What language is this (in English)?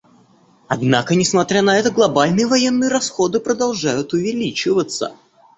Russian